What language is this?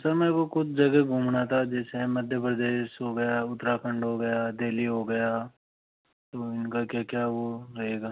Hindi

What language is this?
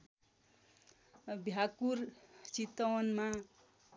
Nepali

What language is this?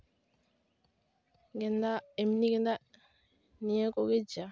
Santali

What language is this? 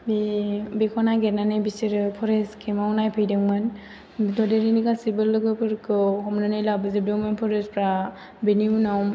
Bodo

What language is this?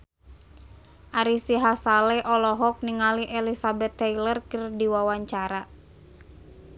Sundanese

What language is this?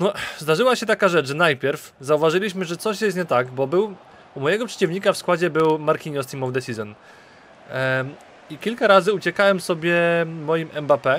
Polish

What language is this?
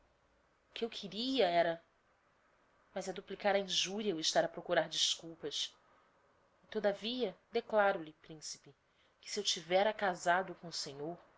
Portuguese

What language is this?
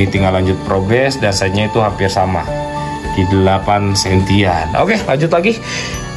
Indonesian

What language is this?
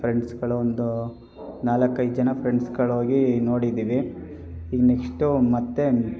Kannada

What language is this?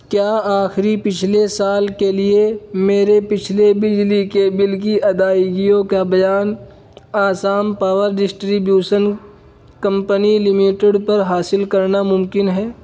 Urdu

